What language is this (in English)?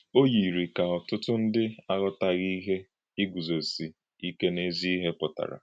Igbo